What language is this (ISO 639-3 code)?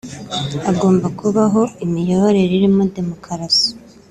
kin